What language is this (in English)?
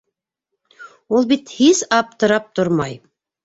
Bashkir